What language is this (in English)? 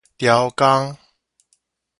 Min Nan Chinese